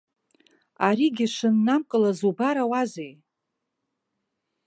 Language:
Abkhazian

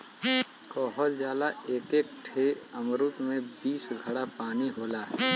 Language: Bhojpuri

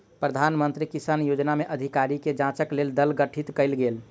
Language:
Maithili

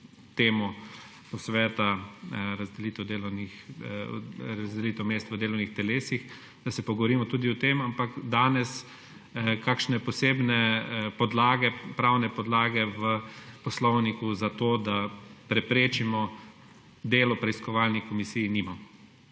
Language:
Slovenian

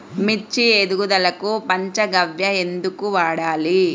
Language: Telugu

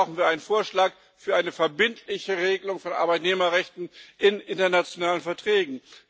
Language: German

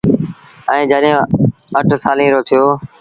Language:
Sindhi Bhil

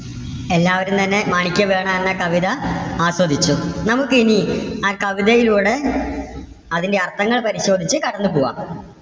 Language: Malayalam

